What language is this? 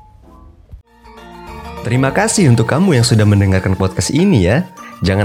Indonesian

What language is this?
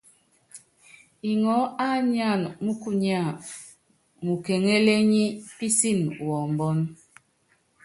Yangben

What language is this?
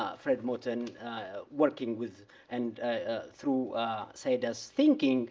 English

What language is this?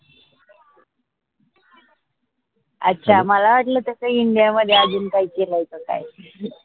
Marathi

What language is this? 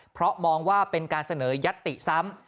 Thai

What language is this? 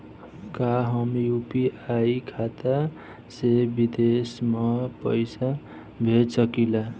Bhojpuri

